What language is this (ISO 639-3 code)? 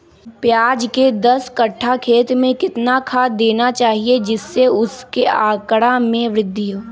mag